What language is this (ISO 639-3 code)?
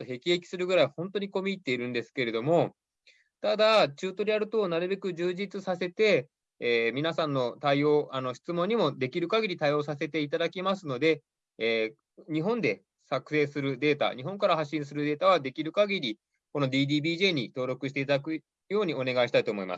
jpn